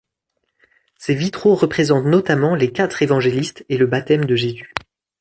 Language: French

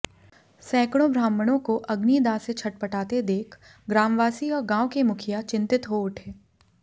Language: Hindi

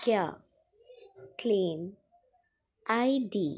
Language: Dogri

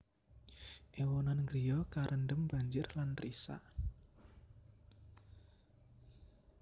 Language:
Javanese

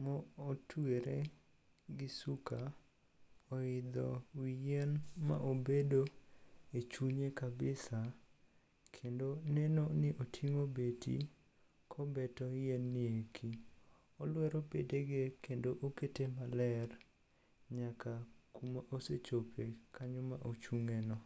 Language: Luo (Kenya and Tanzania)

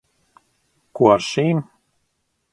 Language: Latvian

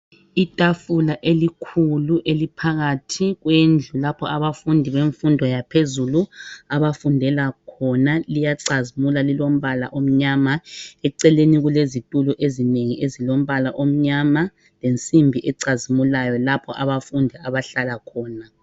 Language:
North Ndebele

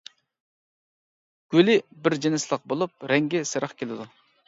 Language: Uyghur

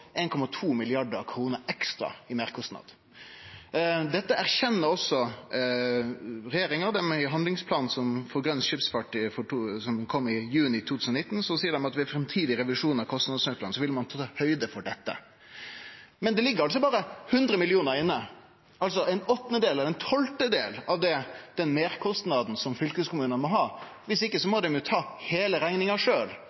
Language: Norwegian Nynorsk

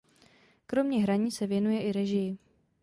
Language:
Czech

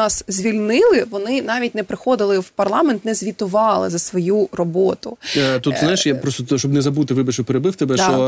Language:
Ukrainian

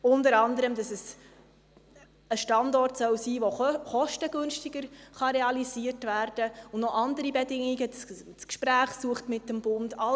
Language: Swiss German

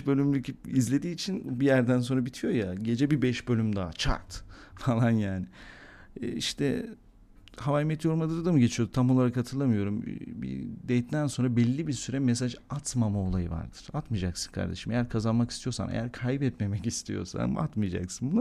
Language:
Turkish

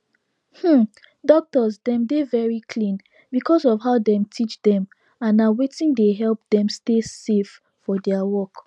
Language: Nigerian Pidgin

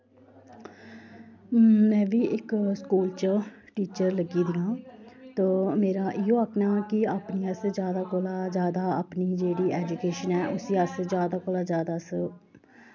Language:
Dogri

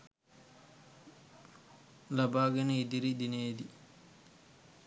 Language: Sinhala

